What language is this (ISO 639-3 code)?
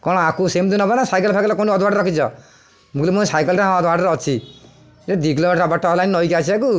ori